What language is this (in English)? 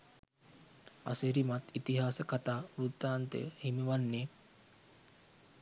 Sinhala